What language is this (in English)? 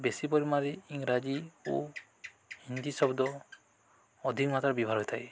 Odia